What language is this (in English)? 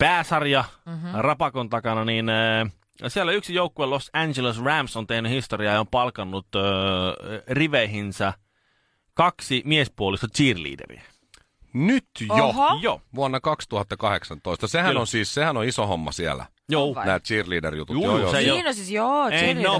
Finnish